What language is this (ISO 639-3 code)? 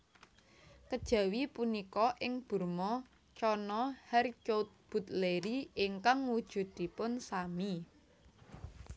jav